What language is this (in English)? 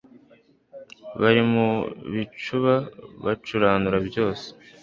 Kinyarwanda